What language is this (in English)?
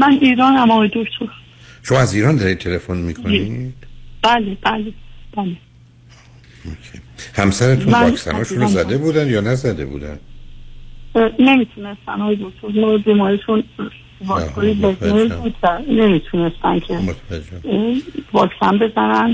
Persian